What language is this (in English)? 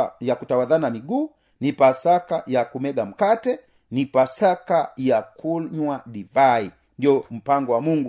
Swahili